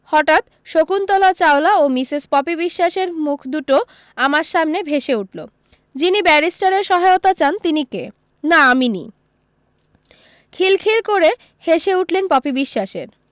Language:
Bangla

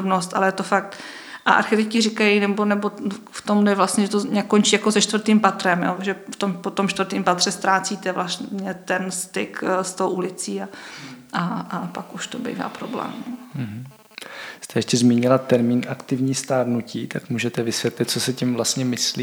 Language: Czech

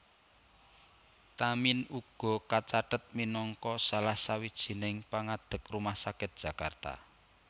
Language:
Javanese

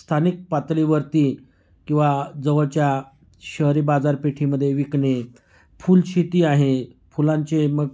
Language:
Marathi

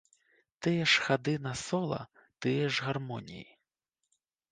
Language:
Belarusian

